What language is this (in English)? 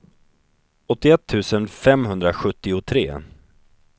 Swedish